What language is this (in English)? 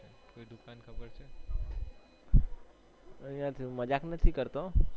Gujarati